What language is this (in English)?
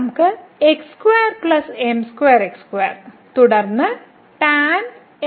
Malayalam